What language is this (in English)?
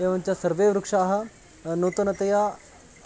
Sanskrit